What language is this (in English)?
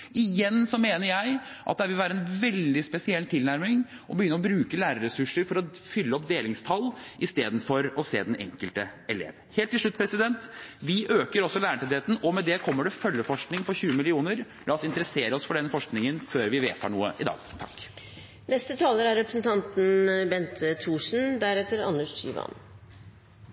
Norwegian Bokmål